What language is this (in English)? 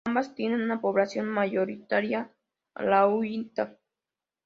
Spanish